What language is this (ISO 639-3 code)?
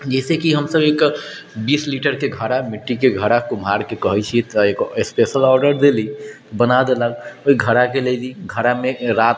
mai